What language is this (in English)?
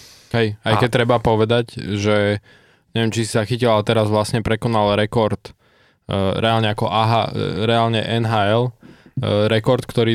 Slovak